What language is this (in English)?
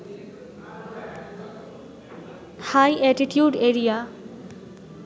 Bangla